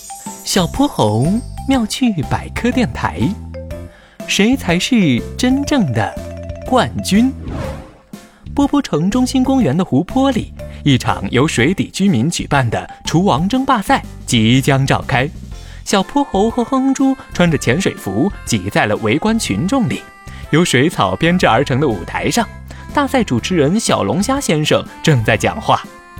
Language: Chinese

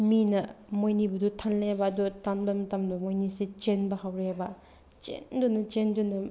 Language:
Manipuri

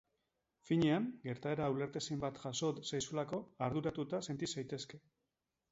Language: Basque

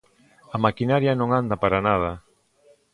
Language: Galician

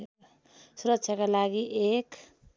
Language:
Nepali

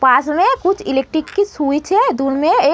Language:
Hindi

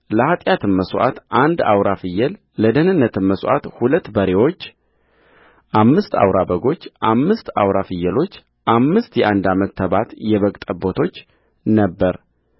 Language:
Amharic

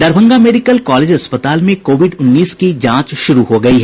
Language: Hindi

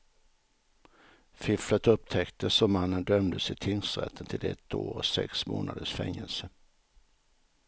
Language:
Swedish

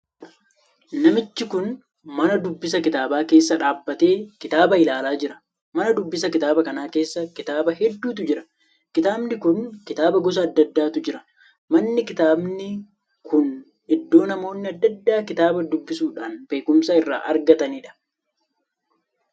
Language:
Oromo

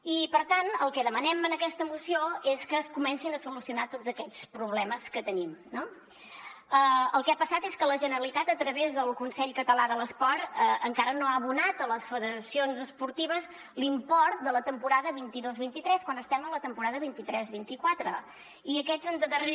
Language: Catalan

